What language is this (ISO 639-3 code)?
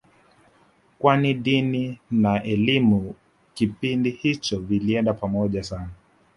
swa